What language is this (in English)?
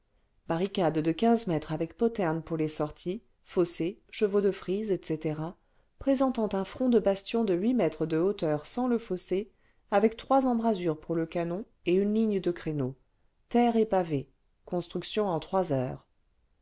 French